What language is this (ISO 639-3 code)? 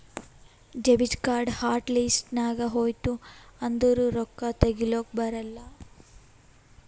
kan